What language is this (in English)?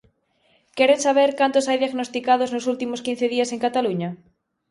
Galician